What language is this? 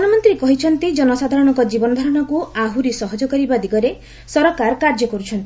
Odia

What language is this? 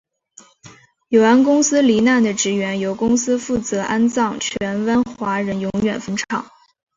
Chinese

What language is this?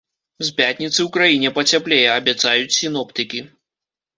Belarusian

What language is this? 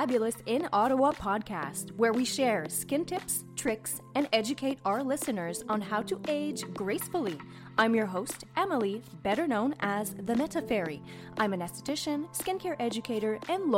English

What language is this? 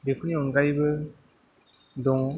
Bodo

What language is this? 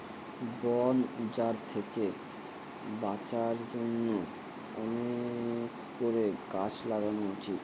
Bangla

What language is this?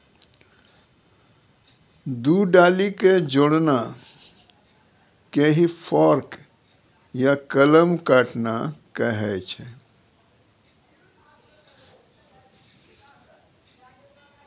Maithili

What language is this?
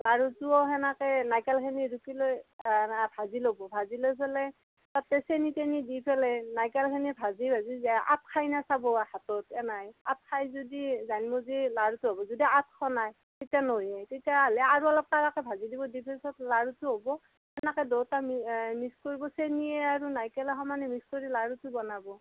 Assamese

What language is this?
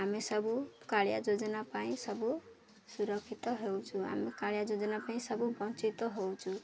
Odia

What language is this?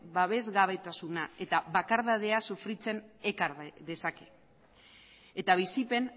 Basque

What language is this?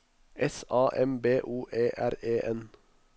Norwegian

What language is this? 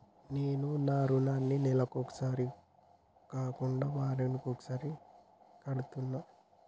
Telugu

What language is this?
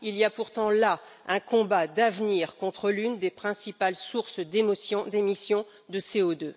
French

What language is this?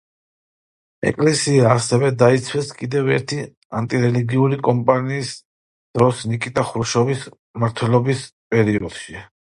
Georgian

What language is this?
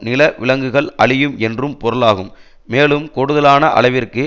Tamil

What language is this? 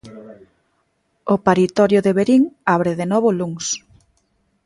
Galician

